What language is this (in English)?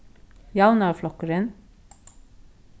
Faroese